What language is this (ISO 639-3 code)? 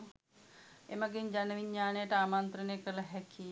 sin